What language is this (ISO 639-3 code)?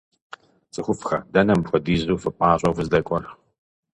kbd